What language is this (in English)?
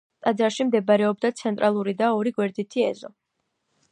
Georgian